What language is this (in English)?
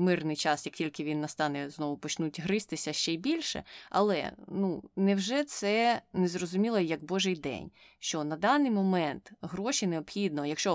Ukrainian